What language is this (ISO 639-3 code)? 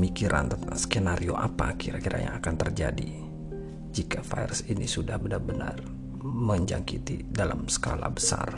ind